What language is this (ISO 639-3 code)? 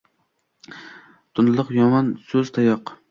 uzb